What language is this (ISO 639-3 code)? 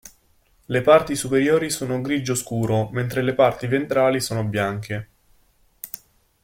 ita